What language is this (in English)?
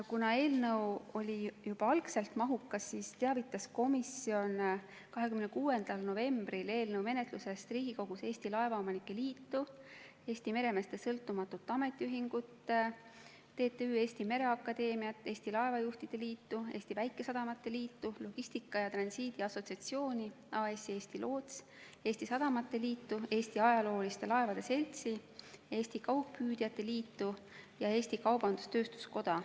Estonian